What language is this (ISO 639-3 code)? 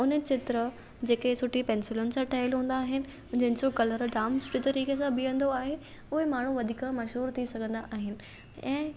snd